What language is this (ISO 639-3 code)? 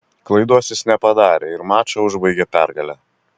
lit